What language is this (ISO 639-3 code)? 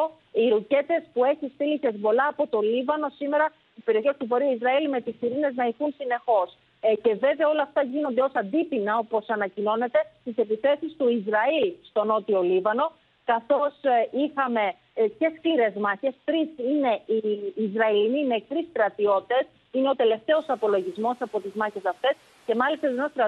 ell